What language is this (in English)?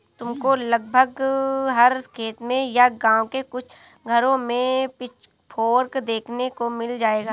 Hindi